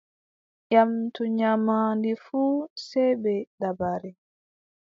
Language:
Adamawa Fulfulde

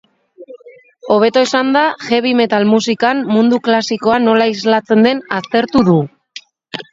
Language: Basque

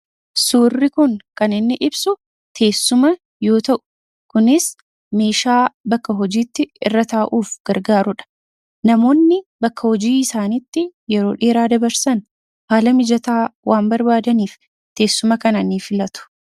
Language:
Oromo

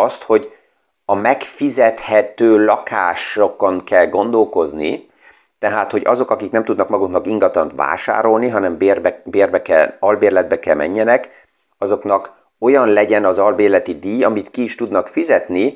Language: Hungarian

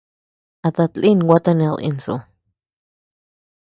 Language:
Tepeuxila Cuicatec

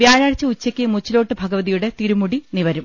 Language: Malayalam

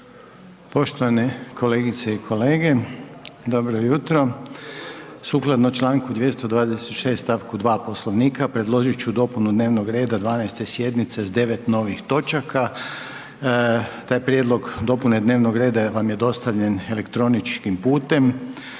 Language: Croatian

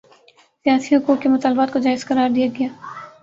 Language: Urdu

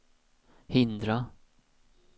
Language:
Swedish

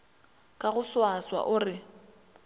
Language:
Northern Sotho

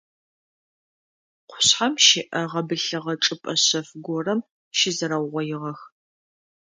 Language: Adyghe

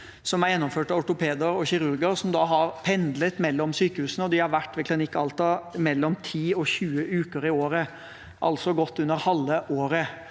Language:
Norwegian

